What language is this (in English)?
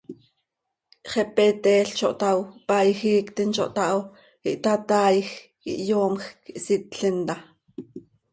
Seri